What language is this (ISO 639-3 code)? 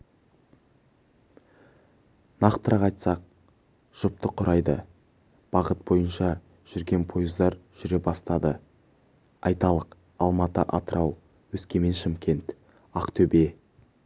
kaz